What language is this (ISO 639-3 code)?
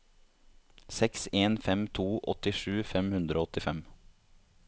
nor